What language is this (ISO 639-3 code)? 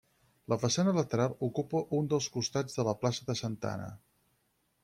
cat